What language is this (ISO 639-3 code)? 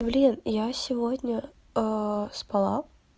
rus